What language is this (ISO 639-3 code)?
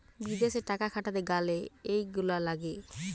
ben